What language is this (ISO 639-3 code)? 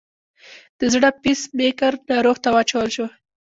pus